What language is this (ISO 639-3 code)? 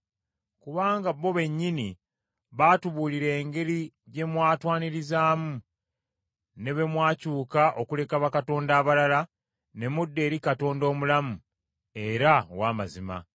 lug